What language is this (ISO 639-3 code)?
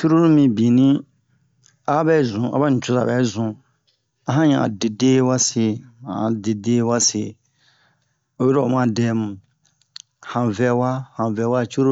bmq